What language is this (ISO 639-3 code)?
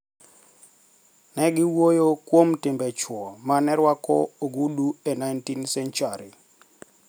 luo